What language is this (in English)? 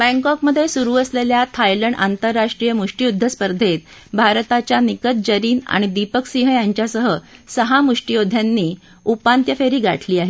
Marathi